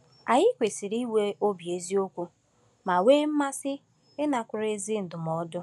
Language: Igbo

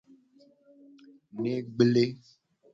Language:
Gen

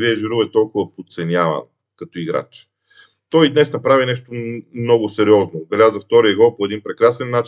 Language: Bulgarian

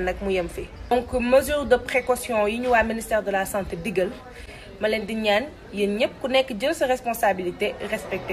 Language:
French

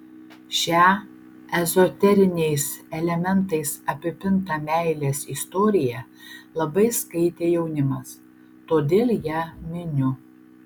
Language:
Lithuanian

